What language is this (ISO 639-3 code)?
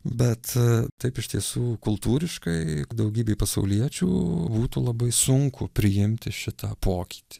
lit